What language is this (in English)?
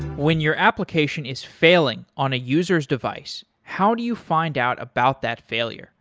English